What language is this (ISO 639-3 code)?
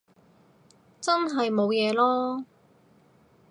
yue